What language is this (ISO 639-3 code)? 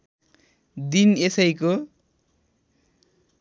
nep